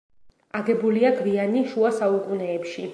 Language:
Georgian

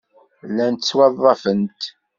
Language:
Kabyle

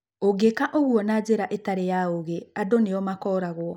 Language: Kikuyu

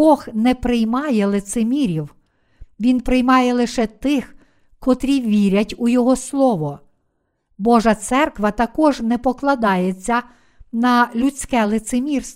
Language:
Ukrainian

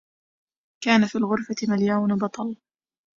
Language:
Arabic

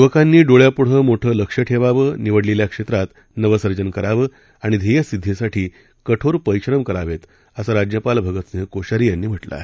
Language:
Marathi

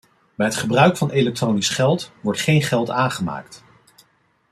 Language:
Dutch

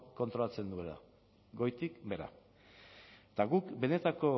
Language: Basque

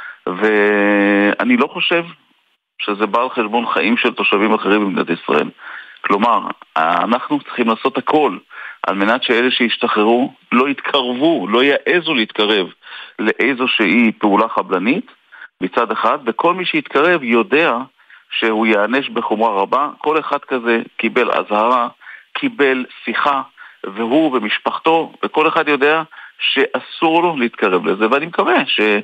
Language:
Hebrew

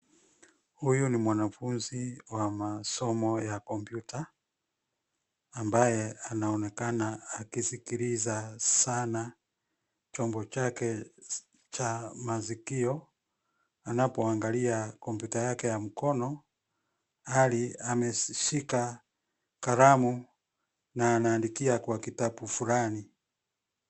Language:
Swahili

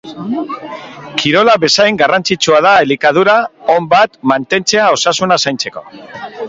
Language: Basque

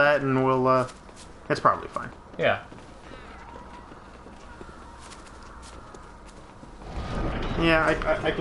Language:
English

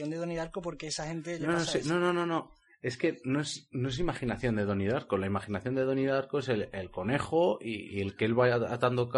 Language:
Spanish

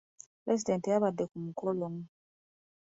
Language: Ganda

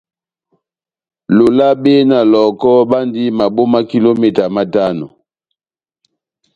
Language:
Batanga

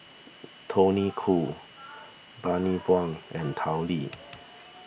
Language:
English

